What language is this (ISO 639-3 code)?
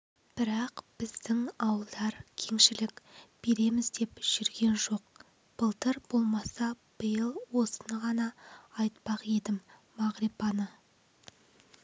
kaz